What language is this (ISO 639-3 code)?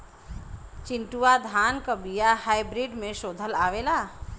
bho